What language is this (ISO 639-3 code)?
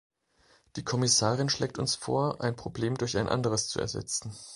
deu